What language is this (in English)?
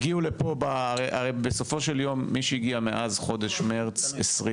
Hebrew